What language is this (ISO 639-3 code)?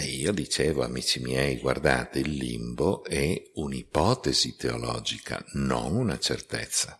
ita